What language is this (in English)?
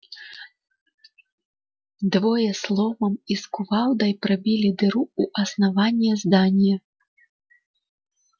Russian